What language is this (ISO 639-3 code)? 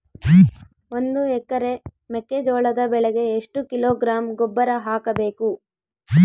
kan